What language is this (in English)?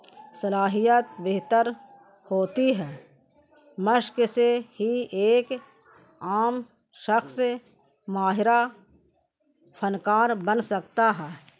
Urdu